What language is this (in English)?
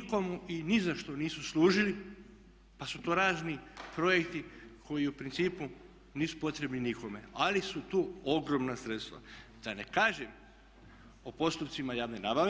Croatian